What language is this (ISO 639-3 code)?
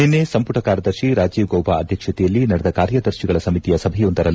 kan